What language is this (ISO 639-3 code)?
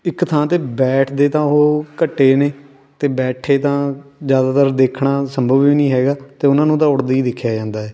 pan